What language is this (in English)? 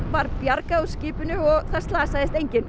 Icelandic